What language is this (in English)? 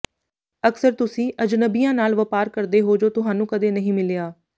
Punjabi